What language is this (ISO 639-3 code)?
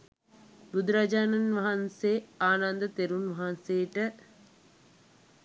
sin